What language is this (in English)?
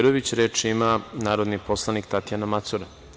Serbian